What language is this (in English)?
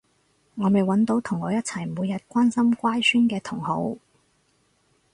Cantonese